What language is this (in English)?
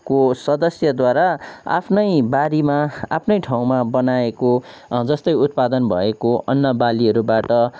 Nepali